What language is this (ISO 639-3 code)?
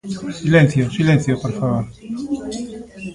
glg